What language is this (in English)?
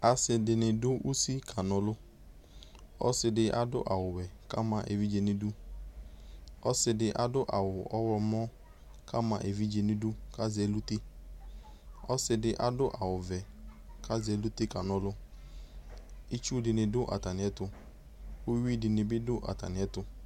Ikposo